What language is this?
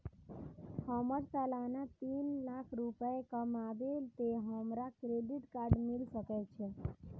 Maithili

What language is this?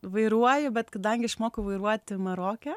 Lithuanian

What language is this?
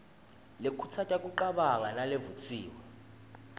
Swati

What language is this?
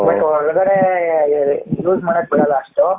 Kannada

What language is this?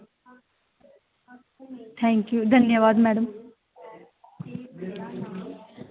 Dogri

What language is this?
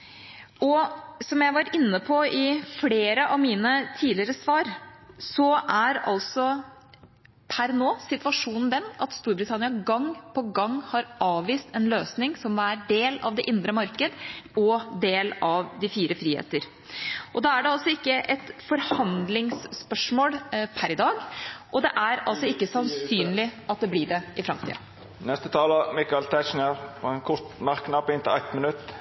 Norwegian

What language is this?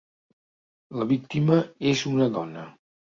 Catalan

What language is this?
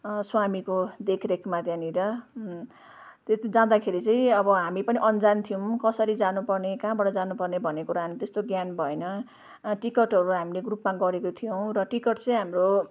Nepali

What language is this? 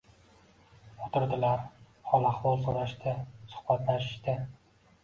Uzbek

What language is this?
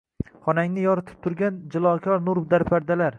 Uzbek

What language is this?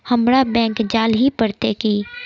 Magahi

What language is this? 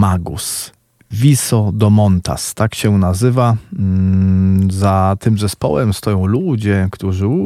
Polish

